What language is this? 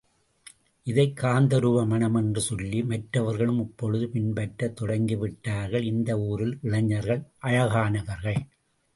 Tamil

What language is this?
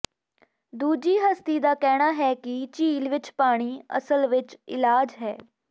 Punjabi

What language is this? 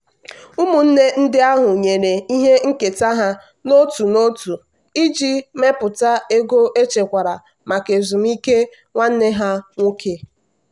Igbo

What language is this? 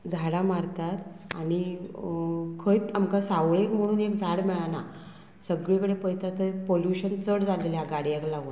Konkani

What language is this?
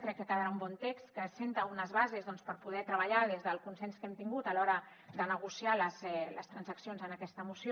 Catalan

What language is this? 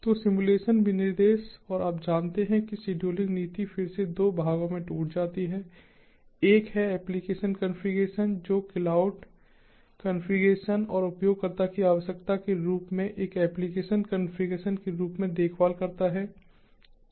Hindi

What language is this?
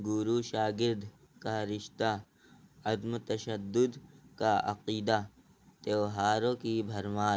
Urdu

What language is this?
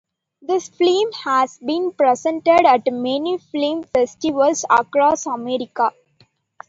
English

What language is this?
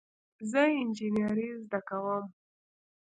Pashto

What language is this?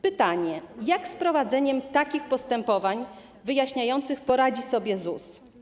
Polish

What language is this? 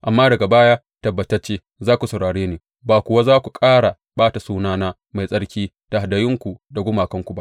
Hausa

